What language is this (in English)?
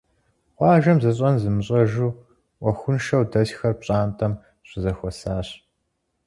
Kabardian